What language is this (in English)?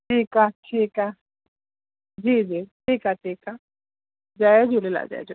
Sindhi